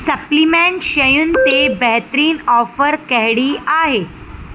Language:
Sindhi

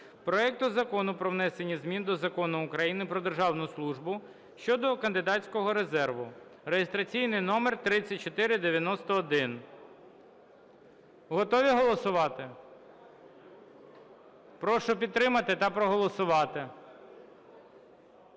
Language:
Ukrainian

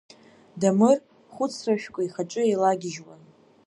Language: Abkhazian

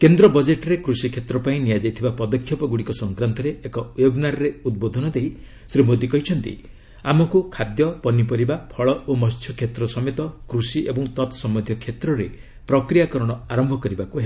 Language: Odia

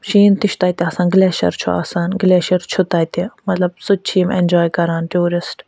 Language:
Kashmiri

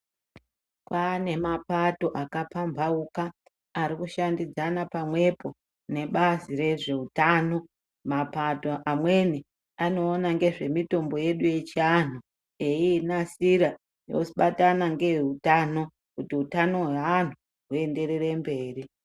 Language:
Ndau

